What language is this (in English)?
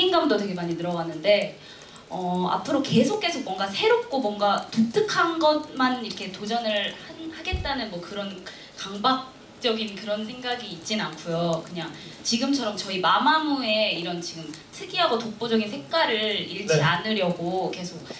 Korean